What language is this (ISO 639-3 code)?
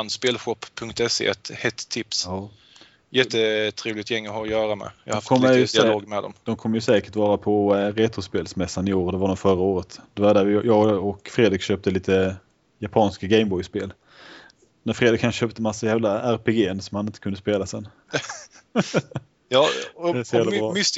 swe